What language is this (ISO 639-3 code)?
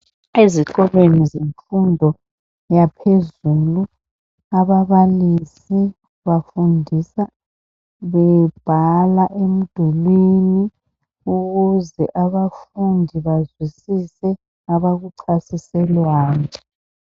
nde